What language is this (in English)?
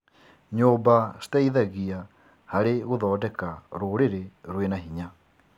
Kikuyu